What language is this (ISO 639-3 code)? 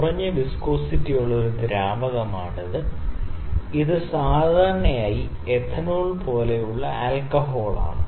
mal